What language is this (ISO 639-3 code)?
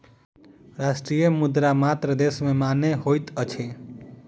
mai